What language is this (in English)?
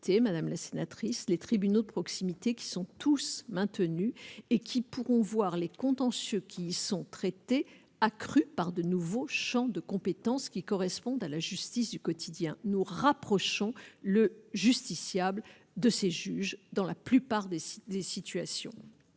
French